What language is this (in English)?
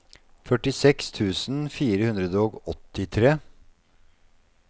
Norwegian